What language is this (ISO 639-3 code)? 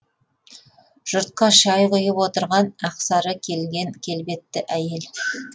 kaz